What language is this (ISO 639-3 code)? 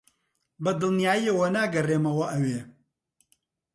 ckb